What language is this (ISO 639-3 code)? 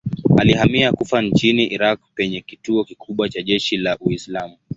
swa